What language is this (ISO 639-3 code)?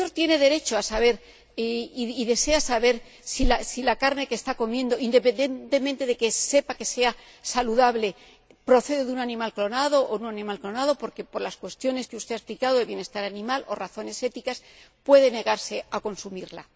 spa